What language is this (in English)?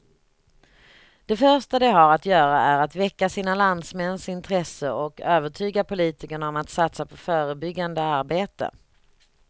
Swedish